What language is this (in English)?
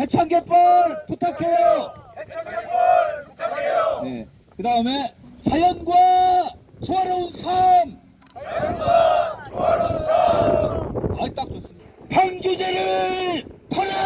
Korean